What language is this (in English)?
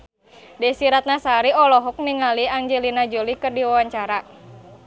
Sundanese